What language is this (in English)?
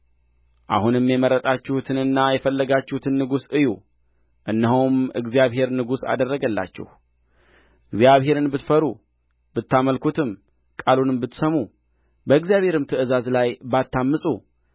Amharic